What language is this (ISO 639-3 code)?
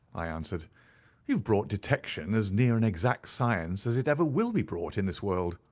eng